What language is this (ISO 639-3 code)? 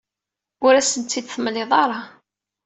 kab